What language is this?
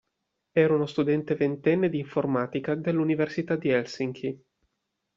Italian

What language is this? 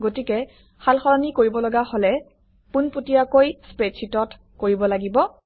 Assamese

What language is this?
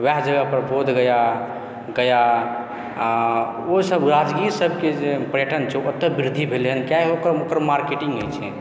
Maithili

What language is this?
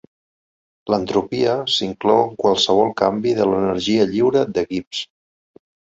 Catalan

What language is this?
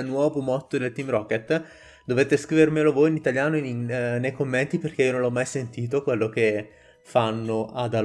Italian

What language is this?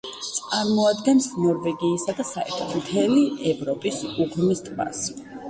Georgian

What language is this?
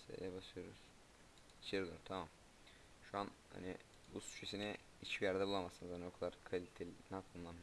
Turkish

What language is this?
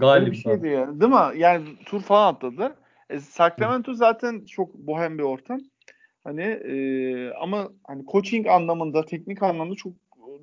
Turkish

